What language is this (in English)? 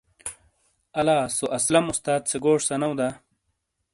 Shina